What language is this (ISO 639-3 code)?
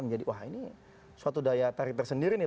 ind